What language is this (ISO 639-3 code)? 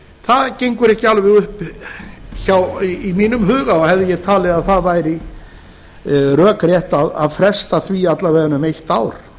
isl